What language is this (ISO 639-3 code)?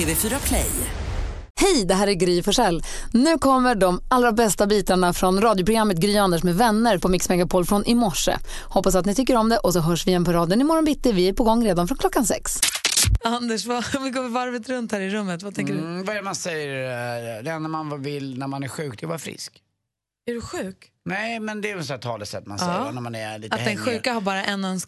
swe